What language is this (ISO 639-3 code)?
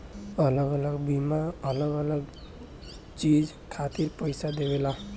bho